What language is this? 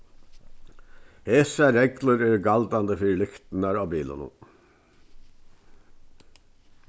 Faroese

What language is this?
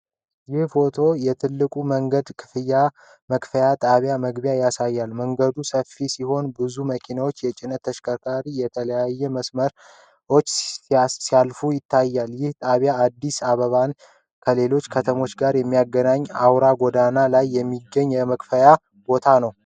Amharic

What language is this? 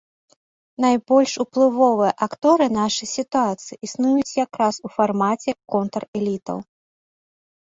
Belarusian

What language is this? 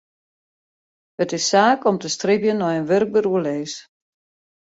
Western Frisian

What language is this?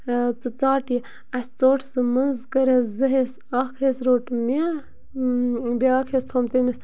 Kashmiri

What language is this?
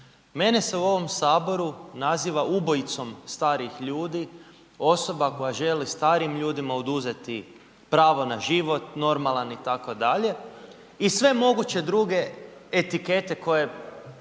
Croatian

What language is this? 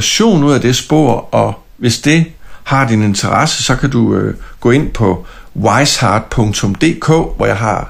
Danish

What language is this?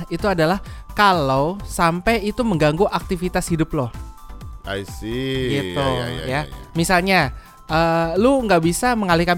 Indonesian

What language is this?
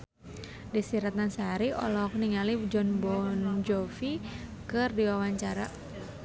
Sundanese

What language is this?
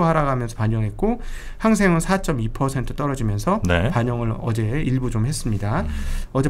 Korean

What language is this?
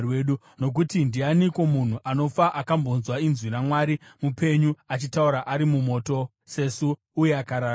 Shona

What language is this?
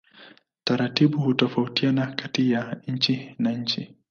Swahili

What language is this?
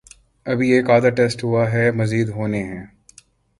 Urdu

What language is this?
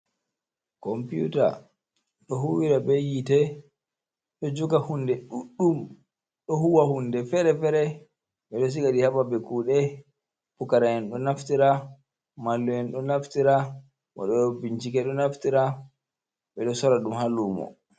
Fula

